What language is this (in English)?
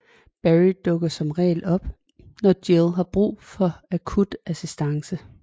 Danish